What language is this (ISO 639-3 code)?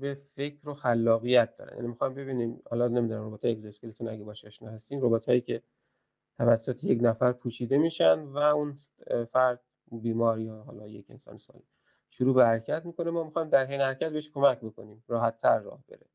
fas